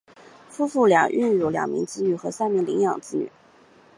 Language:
Chinese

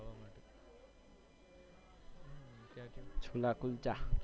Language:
Gujarati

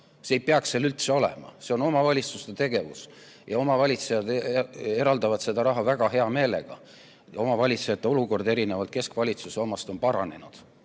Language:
Estonian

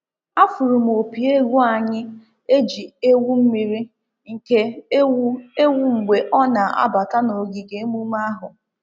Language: Igbo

